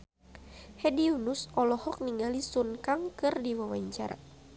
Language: Sundanese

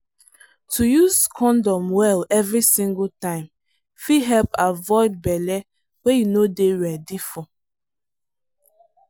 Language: Nigerian Pidgin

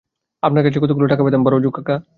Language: Bangla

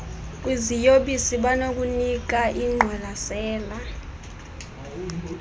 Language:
Xhosa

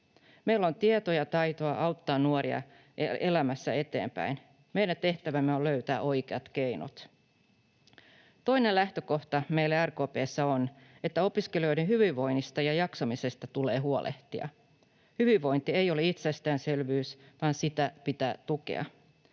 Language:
Finnish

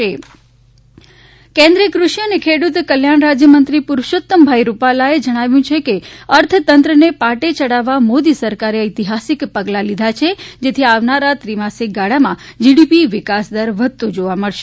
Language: Gujarati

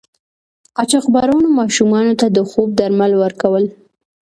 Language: Pashto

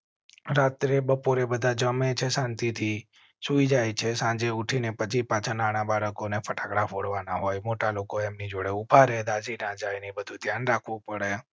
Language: Gujarati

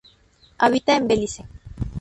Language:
Spanish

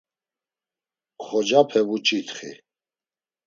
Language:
Laz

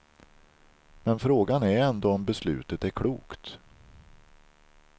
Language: Swedish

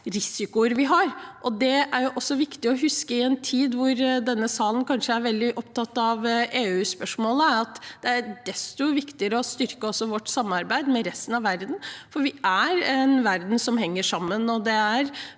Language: Norwegian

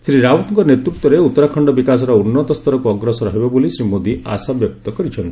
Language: Odia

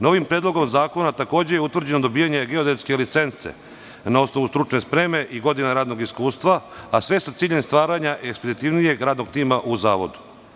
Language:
Serbian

